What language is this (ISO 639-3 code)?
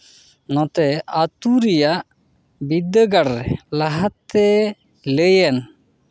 sat